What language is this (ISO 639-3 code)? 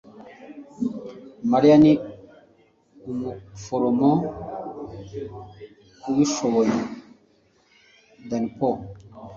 kin